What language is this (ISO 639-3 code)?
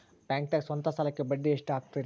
kan